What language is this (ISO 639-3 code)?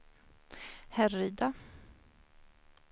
swe